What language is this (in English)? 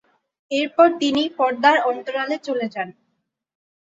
Bangla